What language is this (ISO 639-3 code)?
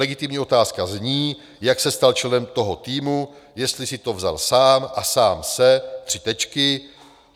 ces